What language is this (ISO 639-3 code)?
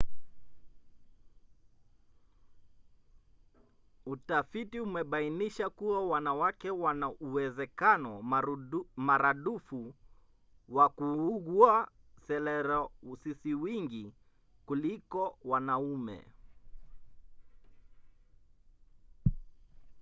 swa